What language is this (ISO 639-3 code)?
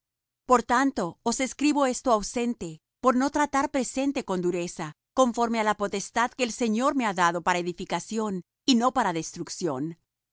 spa